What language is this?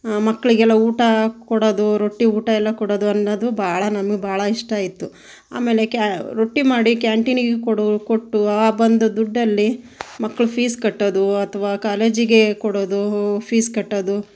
Kannada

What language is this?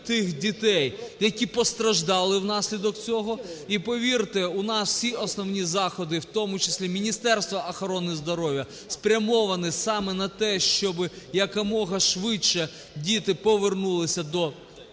Ukrainian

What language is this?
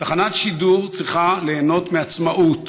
Hebrew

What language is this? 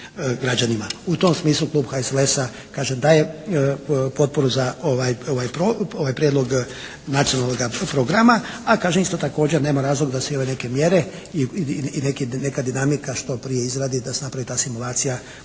Croatian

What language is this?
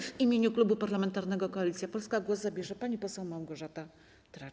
Polish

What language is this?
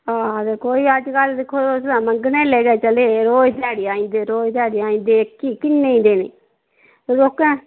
Dogri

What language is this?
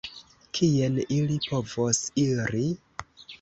Esperanto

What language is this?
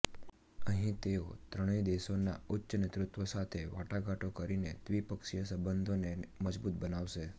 Gujarati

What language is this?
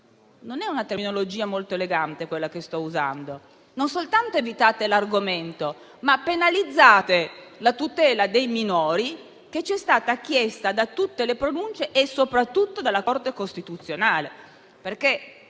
Italian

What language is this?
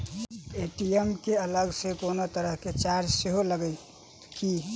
Maithili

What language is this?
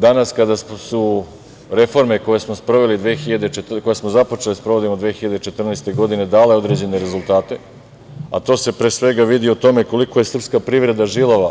Serbian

